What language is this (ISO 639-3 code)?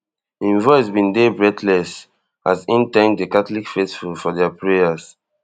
pcm